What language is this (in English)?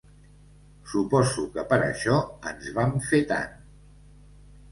Catalan